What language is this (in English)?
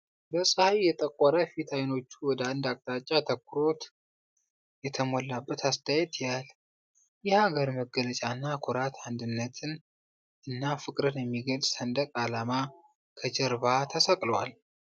Amharic